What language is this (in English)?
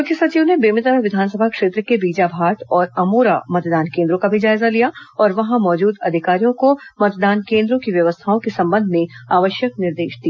Hindi